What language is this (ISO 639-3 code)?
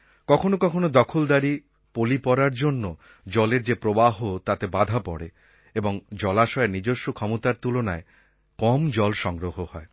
ben